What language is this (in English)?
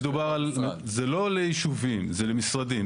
Hebrew